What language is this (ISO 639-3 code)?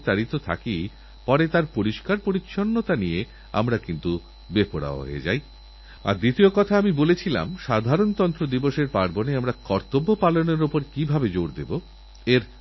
ben